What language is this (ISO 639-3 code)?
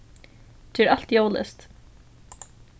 fao